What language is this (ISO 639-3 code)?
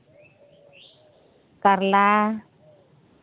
sat